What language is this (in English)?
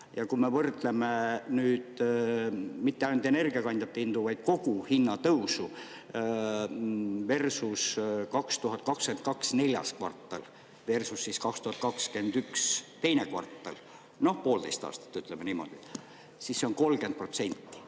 Estonian